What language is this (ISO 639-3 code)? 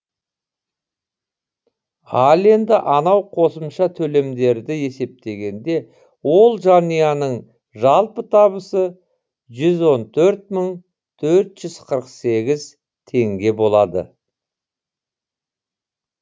kaz